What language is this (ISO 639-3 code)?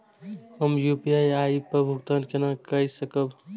mai